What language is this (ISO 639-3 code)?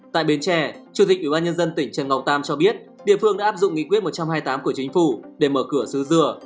vie